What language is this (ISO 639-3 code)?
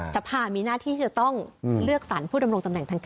tha